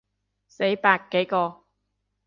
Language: Cantonese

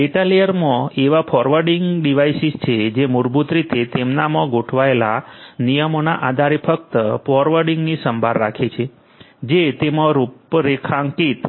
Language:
Gujarati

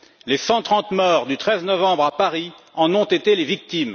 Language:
French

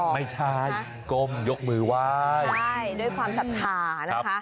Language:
Thai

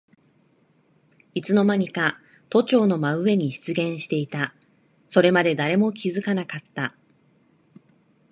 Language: Japanese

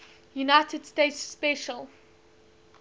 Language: English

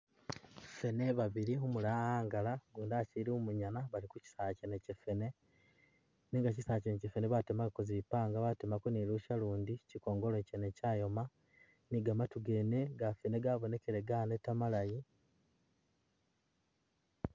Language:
Masaaba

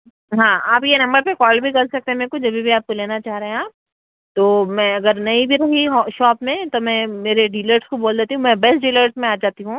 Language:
Urdu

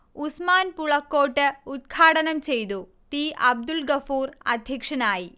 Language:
Malayalam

